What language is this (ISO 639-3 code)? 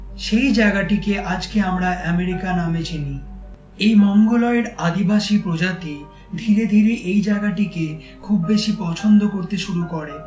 ben